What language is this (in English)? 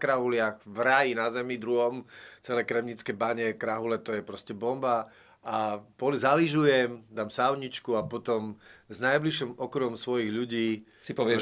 Slovak